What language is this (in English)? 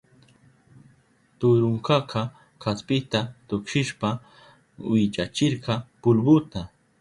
Southern Pastaza Quechua